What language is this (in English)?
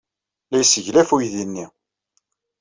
Kabyle